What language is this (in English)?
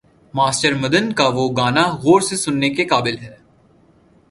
Urdu